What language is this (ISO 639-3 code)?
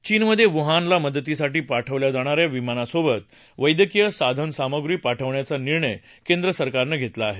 mar